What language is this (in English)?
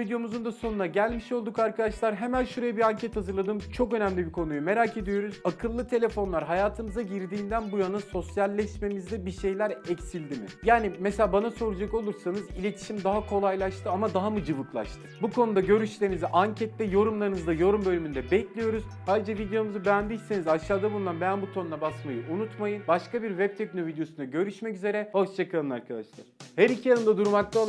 Turkish